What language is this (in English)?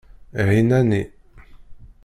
Kabyle